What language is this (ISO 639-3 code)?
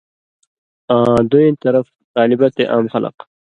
mvy